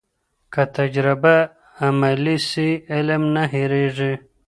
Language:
Pashto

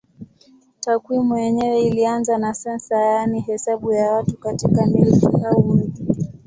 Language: Swahili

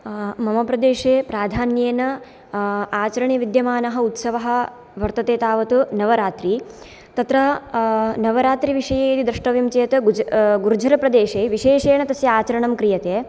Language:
Sanskrit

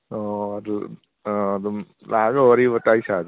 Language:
Manipuri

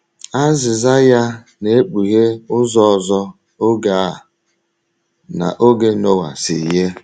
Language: Igbo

